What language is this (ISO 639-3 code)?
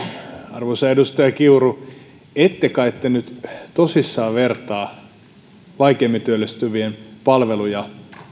fin